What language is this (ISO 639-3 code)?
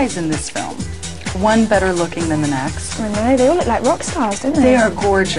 eng